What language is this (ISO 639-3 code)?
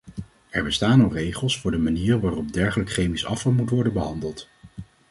nld